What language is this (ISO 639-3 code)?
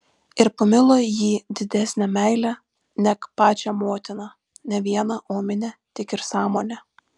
lit